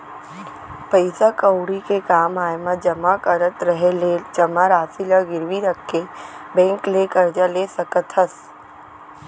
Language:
Chhattisgarhi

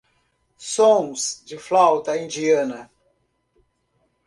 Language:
Portuguese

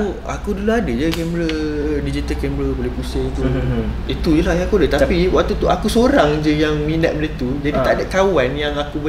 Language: Malay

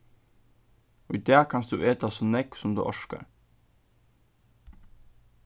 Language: Faroese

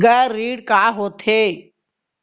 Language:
Chhattisgarhi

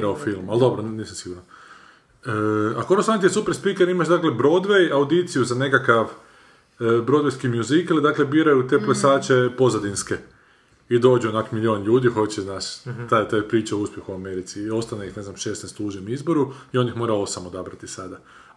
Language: Croatian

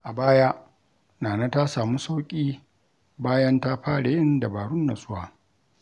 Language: Hausa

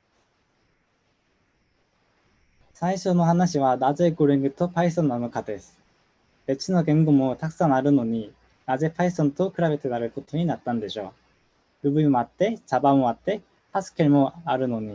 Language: Japanese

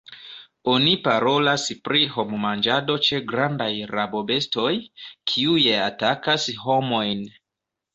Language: Esperanto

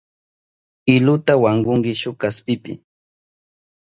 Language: Southern Pastaza Quechua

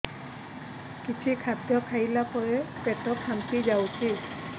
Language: Odia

